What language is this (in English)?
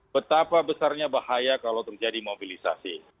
Indonesian